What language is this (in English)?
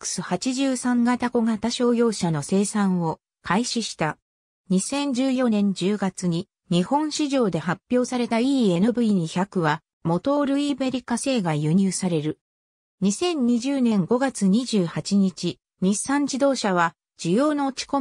Japanese